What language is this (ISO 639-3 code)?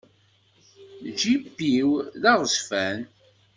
kab